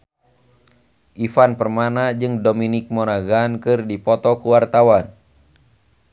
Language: Sundanese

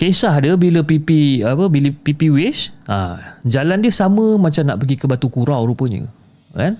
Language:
Malay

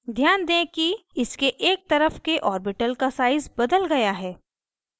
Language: Hindi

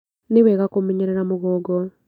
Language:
Kikuyu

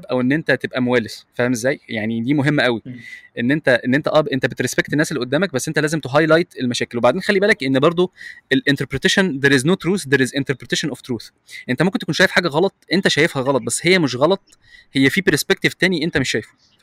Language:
Arabic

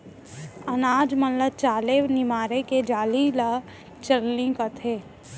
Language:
Chhattisgarhi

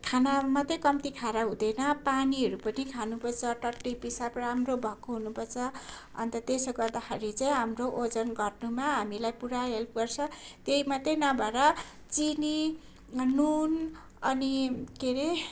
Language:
Nepali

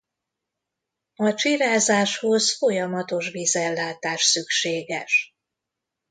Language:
Hungarian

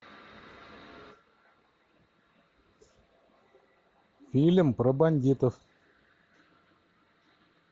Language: Russian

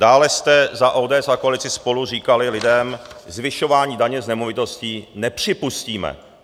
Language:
Czech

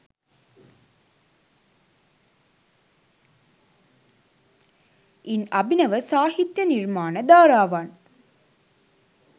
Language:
Sinhala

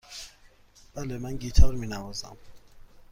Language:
Persian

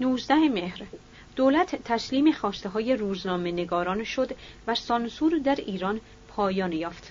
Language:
Persian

